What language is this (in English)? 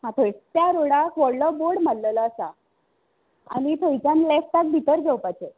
Konkani